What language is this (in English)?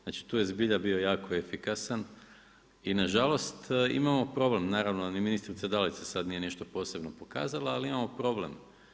Croatian